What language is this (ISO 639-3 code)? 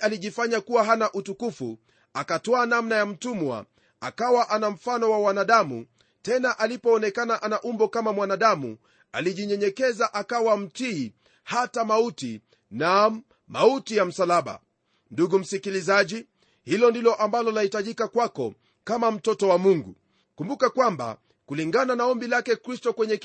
swa